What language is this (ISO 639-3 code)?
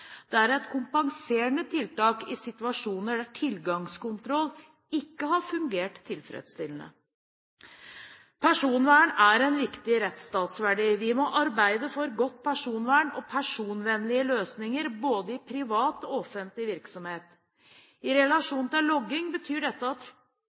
nob